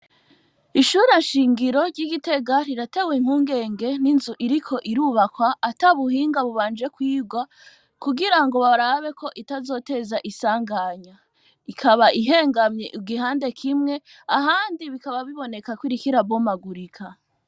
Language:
Rundi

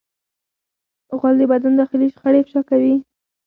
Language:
Pashto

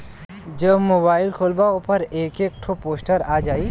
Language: Bhojpuri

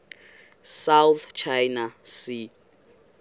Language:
Xhosa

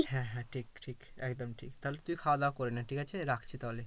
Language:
Bangla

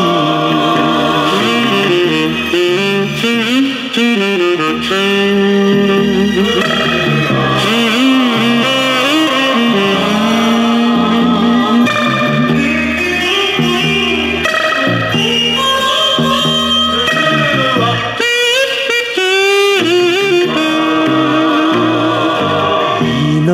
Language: Korean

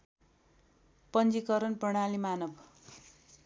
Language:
Nepali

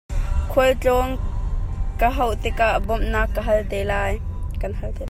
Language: Hakha Chin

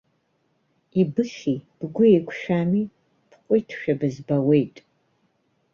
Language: Abkhazian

